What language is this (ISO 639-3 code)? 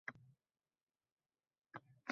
uzb